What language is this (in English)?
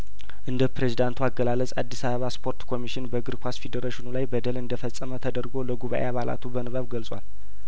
Amharic